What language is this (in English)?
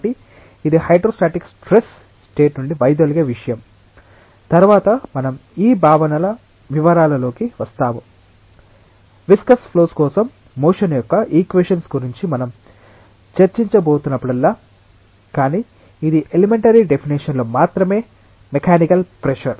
Telugu